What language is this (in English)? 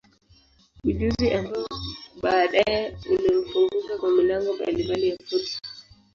Swahili